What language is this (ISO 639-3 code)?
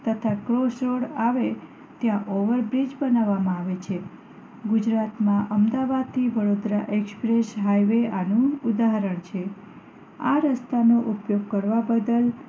guj